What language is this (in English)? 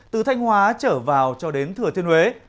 Vietnamese